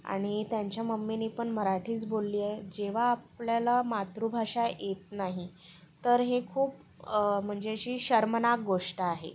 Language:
Marathi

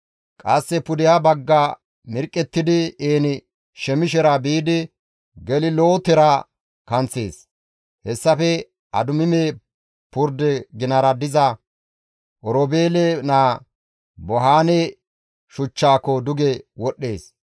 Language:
Gamo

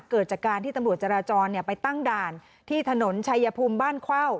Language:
Thai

